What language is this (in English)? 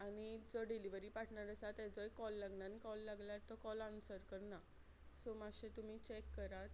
Konkani